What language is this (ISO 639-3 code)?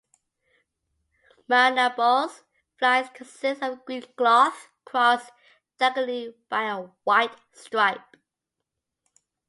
eng